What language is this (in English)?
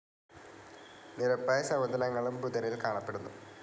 Malayalam